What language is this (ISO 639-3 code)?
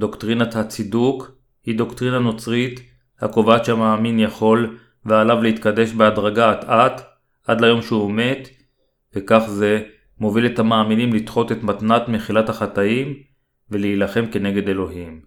heb